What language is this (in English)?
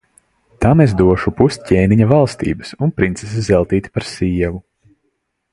Latvian